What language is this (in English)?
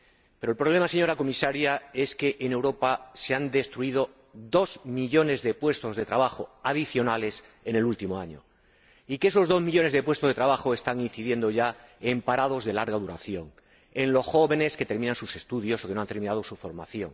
Spanish